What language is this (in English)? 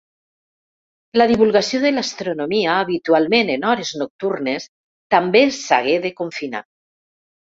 Catalan